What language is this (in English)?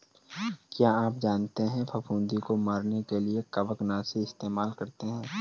Hindi